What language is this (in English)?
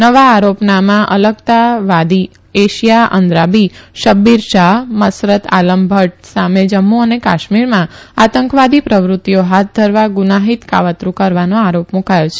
Gujarati